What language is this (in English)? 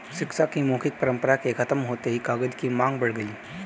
Hindi